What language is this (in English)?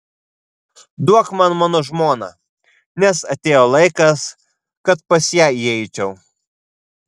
Lithuanian